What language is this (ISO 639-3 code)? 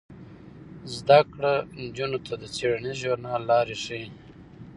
pus